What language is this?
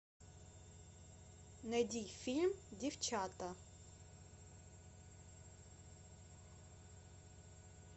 Russian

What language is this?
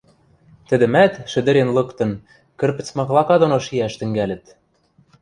Western Mari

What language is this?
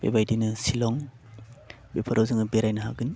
Bodo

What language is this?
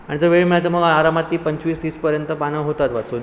Marathi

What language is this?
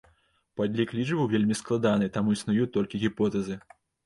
Belarusian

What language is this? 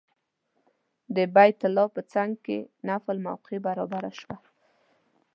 Pashto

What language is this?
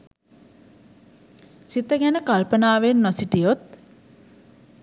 Sinhala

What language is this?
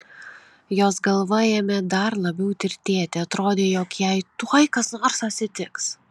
Lithuanian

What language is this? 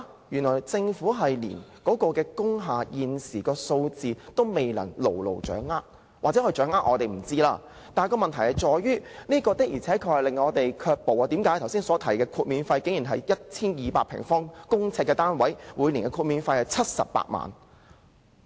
Cantonese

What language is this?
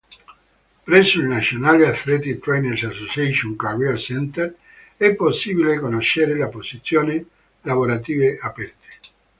Italian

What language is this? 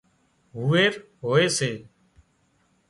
Wadiyara Koli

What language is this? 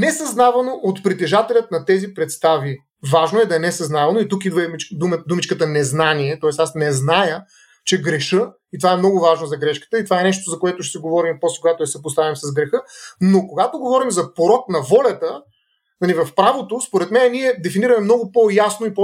Bulgarian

